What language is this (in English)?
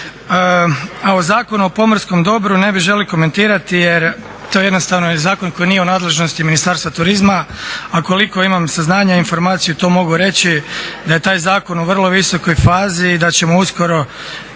Croatian